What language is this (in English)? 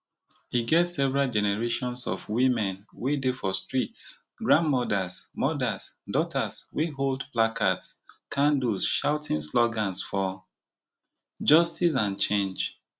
Nigerian Pidgin